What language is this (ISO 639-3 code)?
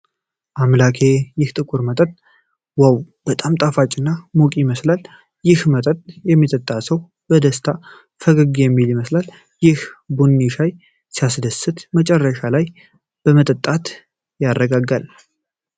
amh